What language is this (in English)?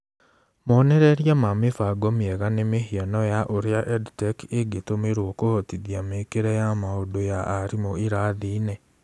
Kikuyu